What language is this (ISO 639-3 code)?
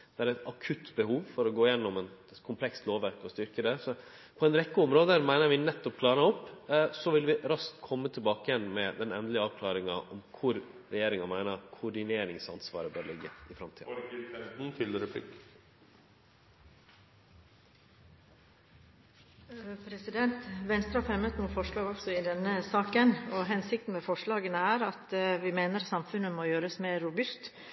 nor